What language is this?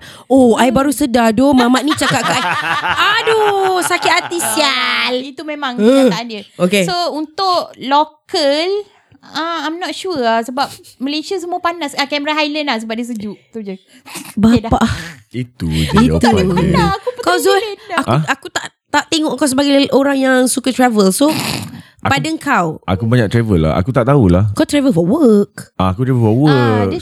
Malay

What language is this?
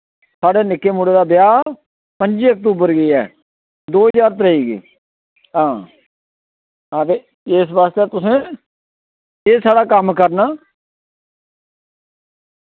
Dogri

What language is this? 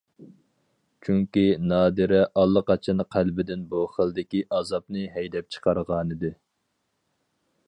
Uyghur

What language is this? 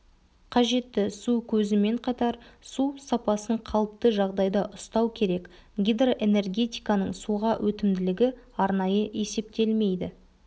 Kazakh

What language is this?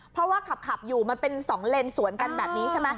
Thai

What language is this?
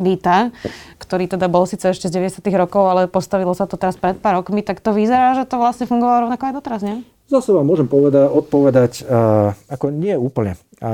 Slovak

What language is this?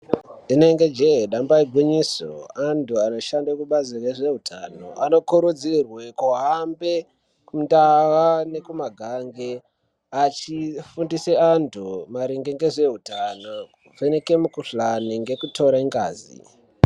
Ndau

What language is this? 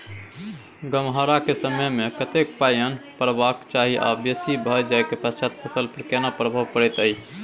Maithili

